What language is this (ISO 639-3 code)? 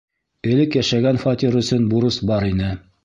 bak